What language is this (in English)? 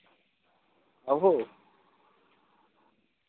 Dogri